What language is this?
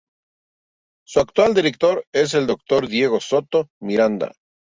Spanish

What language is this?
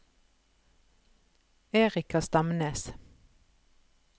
Norwegian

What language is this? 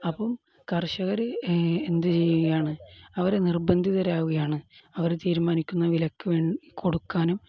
Malayalam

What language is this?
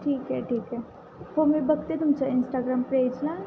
Marathi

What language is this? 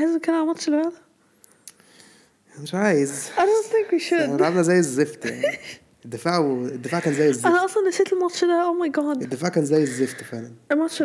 Arabic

